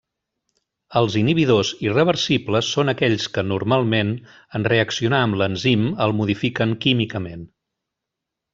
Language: Catalan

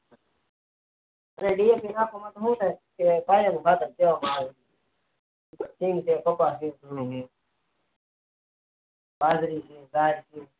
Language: Gujarati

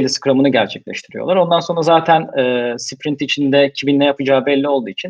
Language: Turkish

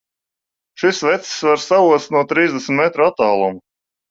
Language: Latvian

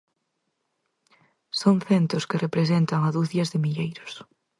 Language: Galician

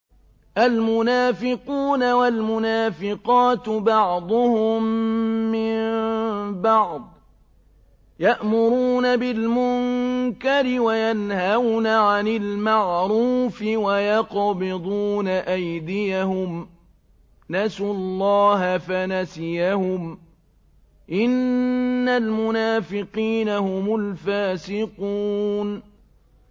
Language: Arabic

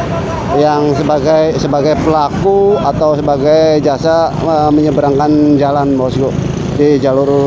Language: Indonesian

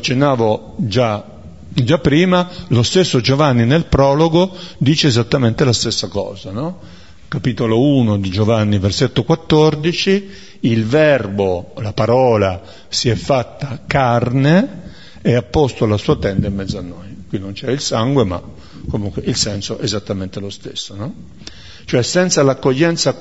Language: Italian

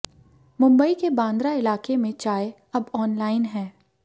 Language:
Hindi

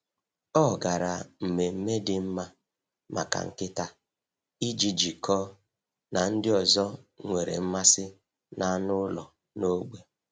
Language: Igbo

